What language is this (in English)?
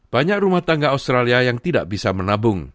Indonesian